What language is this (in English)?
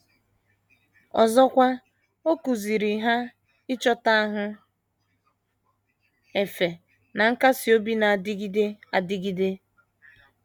Igbo